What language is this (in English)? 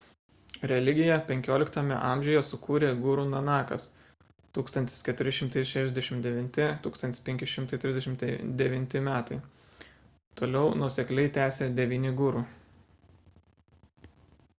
Lithuanian